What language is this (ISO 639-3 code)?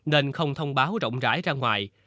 vie